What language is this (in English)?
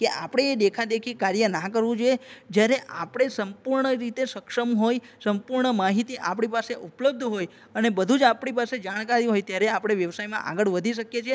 Gujarati